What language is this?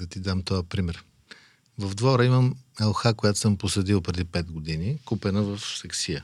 Bulgarian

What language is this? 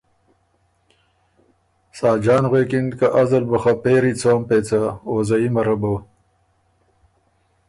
Ormuri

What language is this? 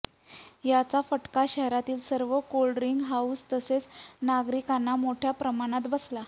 Marathi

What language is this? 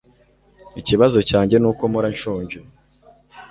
Kinyarwanda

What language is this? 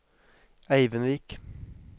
Norwegian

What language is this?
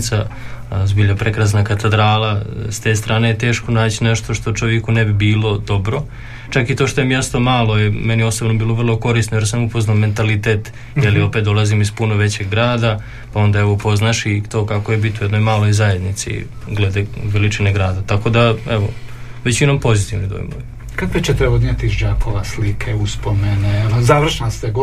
Croatian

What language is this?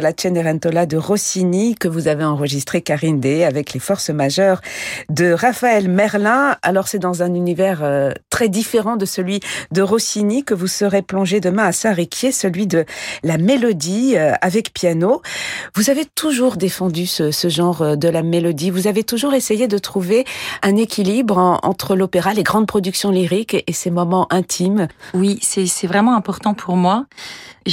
French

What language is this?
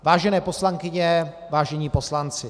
Czech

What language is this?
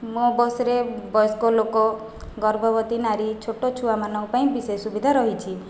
Odia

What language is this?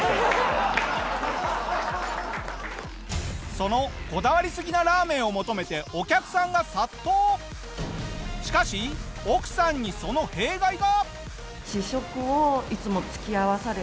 Japanese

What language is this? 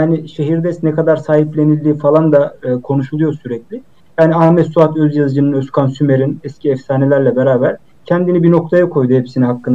Turkish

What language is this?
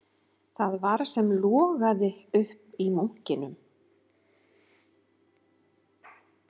Icelandic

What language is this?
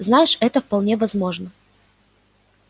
Russian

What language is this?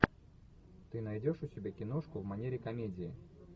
Russian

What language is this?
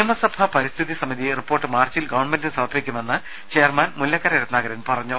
Malayalam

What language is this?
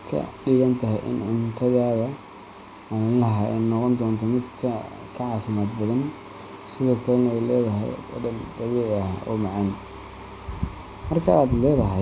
Somali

